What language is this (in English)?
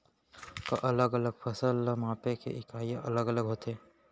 Chhattisgarhi